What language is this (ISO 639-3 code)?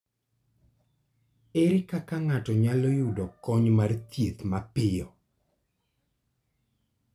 luo